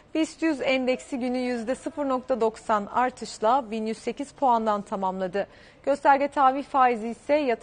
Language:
Turkish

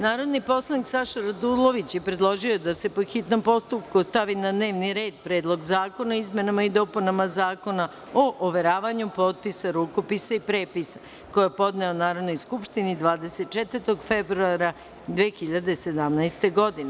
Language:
Serbian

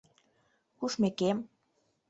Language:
Mari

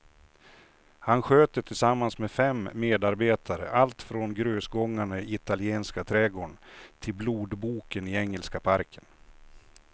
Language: Swedish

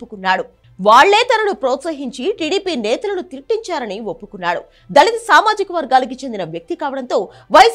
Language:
Turkish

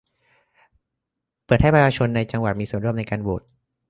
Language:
Thai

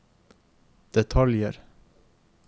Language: Norwegian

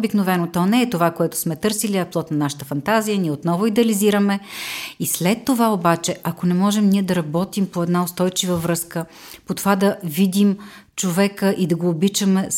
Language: Bulgarian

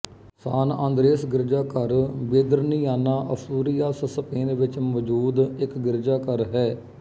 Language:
Punjabi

